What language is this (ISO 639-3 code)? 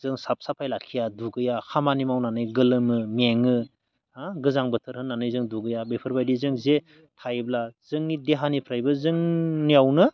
brx